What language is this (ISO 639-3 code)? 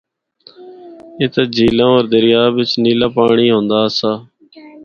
hno